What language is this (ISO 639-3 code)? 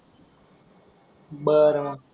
mar